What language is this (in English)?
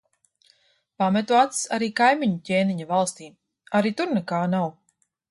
Latvian